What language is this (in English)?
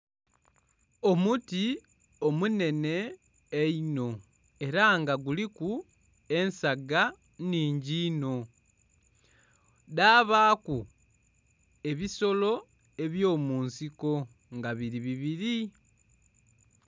Soga